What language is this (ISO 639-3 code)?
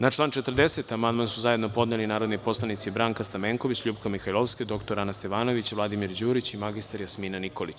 srp